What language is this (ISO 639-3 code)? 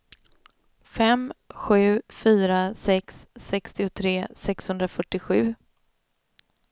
swe